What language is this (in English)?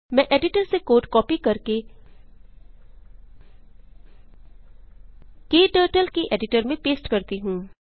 Hindi